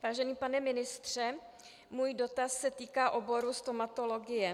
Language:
Czech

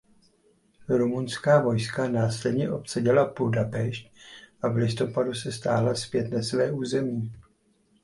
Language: Czech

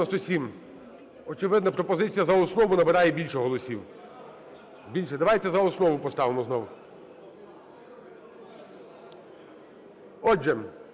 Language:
Ukrainian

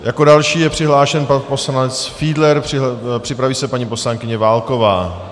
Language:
Czech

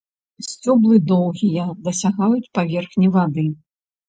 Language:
Belarusian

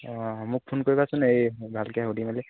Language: Assamese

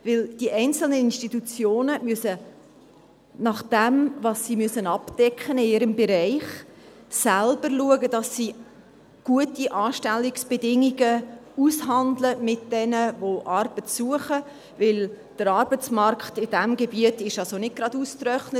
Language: Swiss German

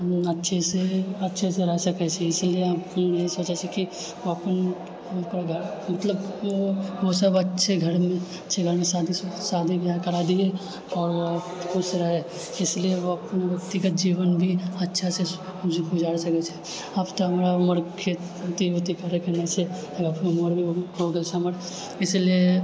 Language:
Maithili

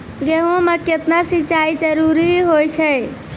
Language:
Maithili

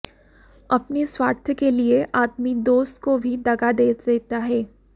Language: Hindi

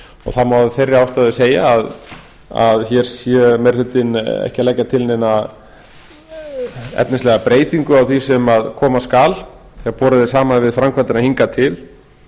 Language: Icelandic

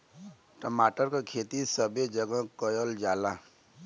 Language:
Bhojpuri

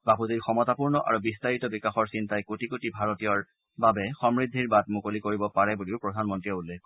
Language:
Assamese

